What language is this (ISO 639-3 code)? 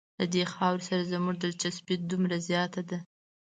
pus